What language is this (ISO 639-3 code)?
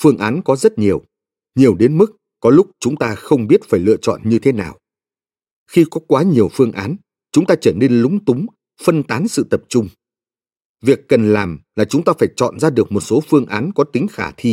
vie